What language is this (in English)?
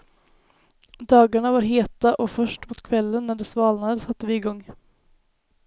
Swedish